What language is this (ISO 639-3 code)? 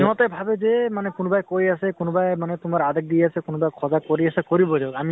asm